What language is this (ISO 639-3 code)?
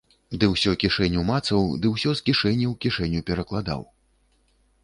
bel